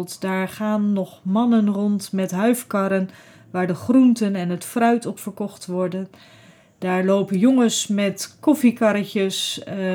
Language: Dutch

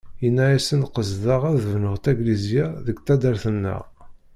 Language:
Kabyle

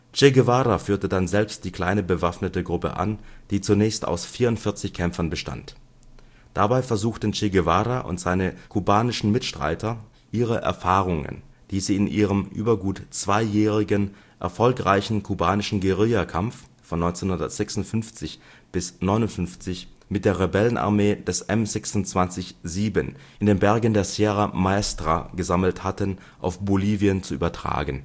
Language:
German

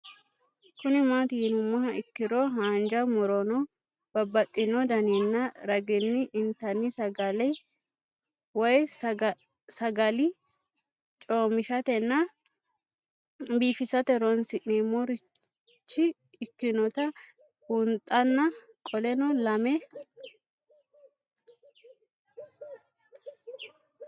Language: Sidamo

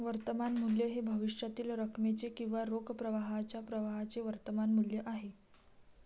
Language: Marathi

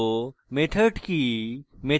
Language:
Bangla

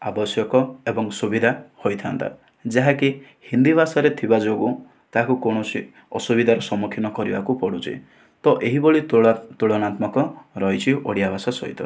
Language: Odia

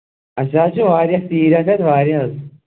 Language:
Kashmiri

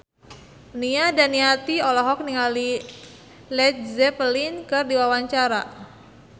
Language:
Sundanese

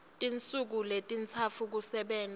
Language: Swati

